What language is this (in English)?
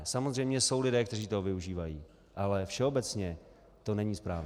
Czech